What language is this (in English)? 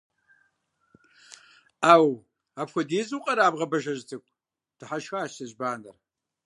Kabardian